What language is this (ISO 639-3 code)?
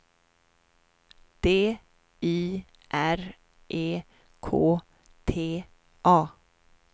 swe